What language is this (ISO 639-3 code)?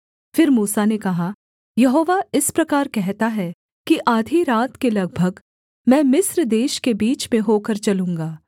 hin